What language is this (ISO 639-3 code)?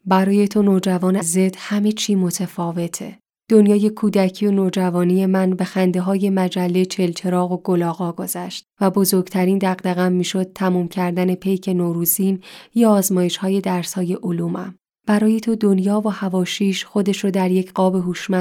fas